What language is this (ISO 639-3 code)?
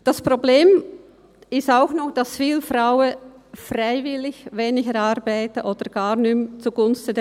gsw